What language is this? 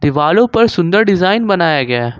Hindi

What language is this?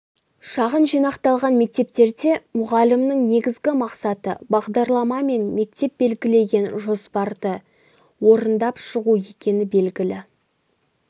Kazakh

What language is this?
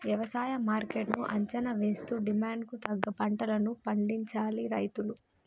Telugu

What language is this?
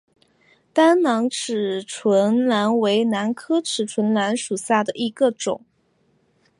Chinese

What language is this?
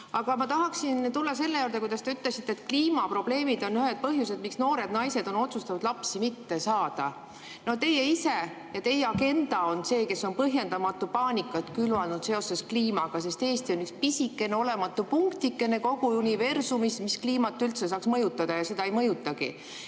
Estonian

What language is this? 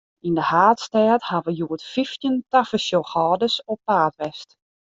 Western Frisian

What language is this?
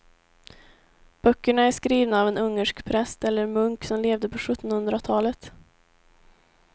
Swedish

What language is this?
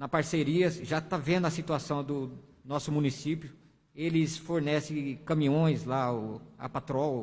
Portuguese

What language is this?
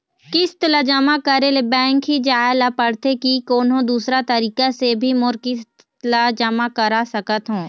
Chhattisgarhi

